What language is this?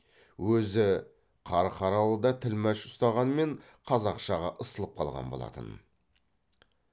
Kazakh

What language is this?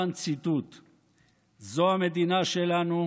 Hebrew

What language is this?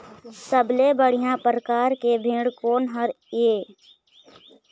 Chhattisgarhi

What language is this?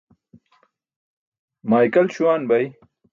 Burushaski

